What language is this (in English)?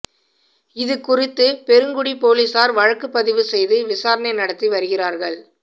Tamil